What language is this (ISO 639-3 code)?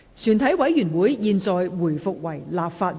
yue